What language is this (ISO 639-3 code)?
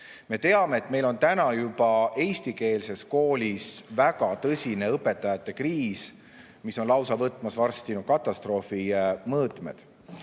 est